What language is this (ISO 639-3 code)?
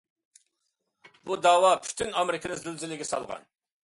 uig